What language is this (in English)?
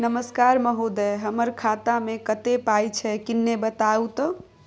Maithili